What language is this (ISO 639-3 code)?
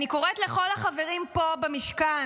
heb